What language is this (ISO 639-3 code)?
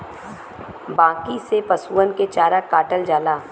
bho